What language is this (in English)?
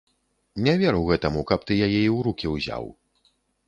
Belarusian